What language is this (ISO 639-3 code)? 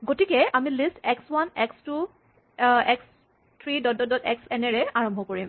asm